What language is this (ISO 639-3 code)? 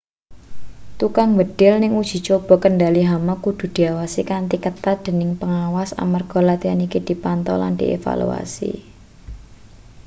jav